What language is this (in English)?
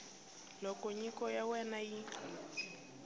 Tsonga